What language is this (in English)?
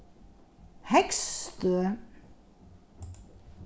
Faroese